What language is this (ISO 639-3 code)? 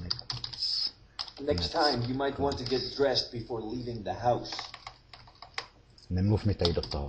ces